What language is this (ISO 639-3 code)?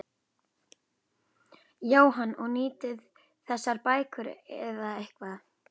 isl